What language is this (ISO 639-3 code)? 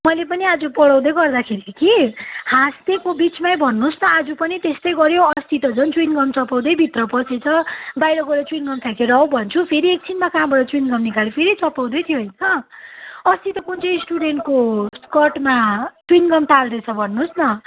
nep